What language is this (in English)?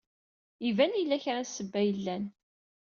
Kabyle